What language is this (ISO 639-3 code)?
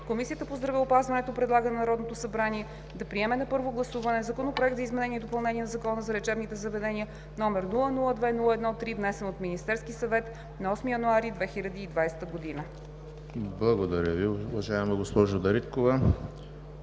bul